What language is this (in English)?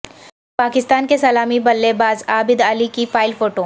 Urdu